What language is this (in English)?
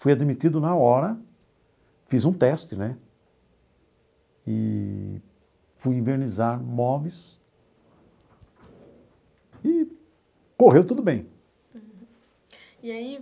Portuguese